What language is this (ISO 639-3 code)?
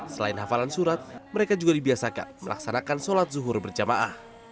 ind